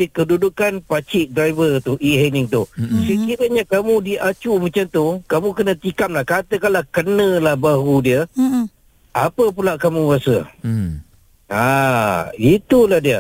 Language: Malay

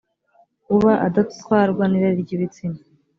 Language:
Kinyarwanda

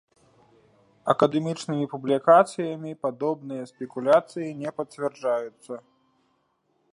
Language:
Belarusian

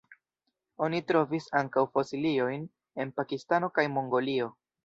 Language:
Esperanto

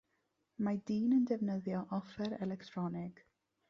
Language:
Welsh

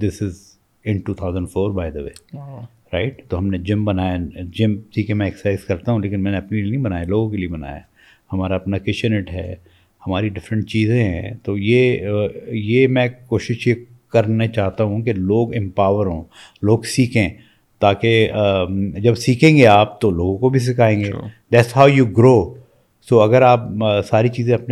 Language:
Urdu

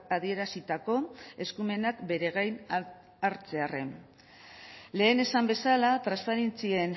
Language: Basque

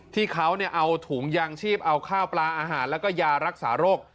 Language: Thai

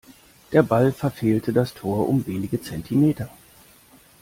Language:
German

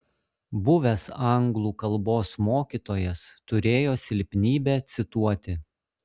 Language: Lithuanian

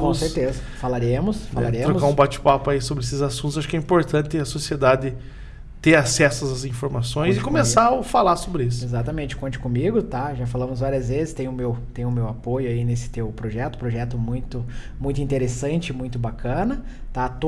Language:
Portuguese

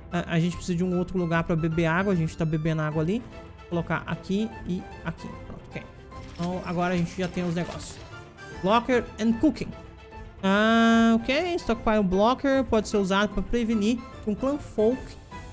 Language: Portuguese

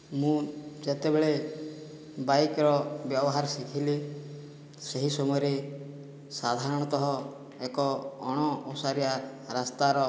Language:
Odia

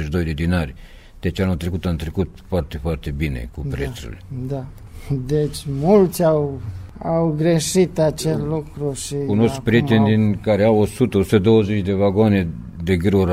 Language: Romanian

